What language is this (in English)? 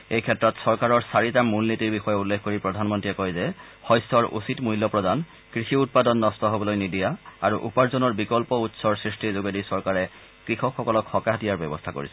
Assamese